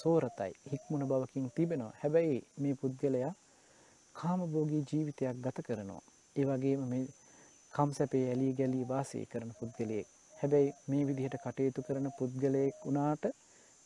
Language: Turkish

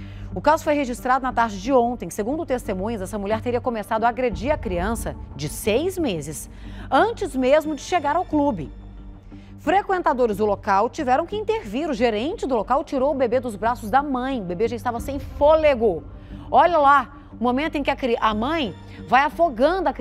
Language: Portuguese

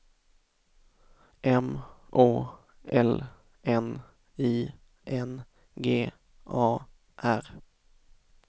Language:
Swedish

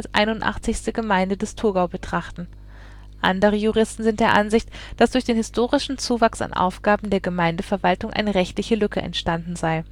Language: German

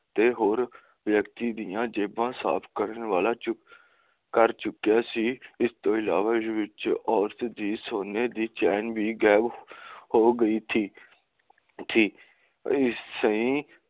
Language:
Punjabi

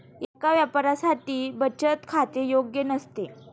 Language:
Marathi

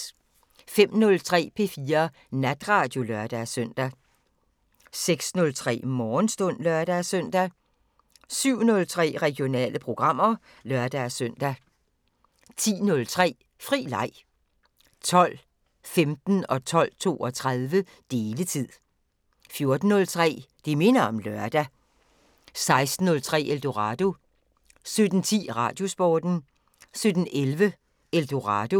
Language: Danish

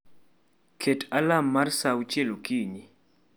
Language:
Luo (Kenya and Tanzania)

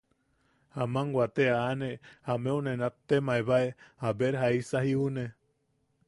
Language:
Yaqui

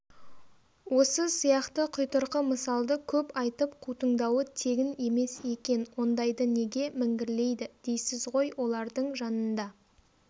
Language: Kazakh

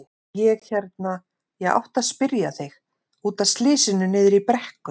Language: Icelandic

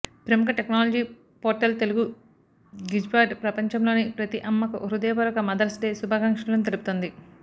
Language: Telugu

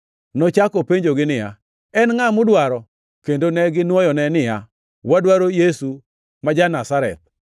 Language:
Luo (Kenya and Tanzania)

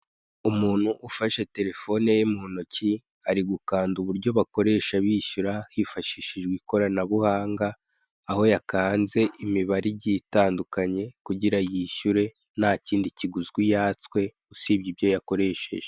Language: Kinyarwanda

